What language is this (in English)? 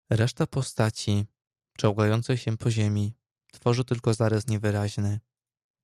Polish